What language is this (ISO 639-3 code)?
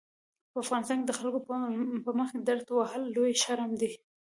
pus